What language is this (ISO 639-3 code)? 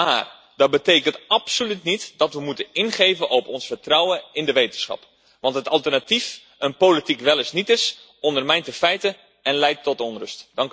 nld